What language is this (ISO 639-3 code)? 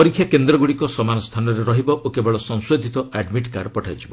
ori